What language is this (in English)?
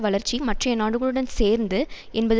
Tamil